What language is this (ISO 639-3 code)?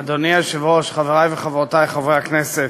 heb